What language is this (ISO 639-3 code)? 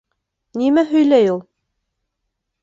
bak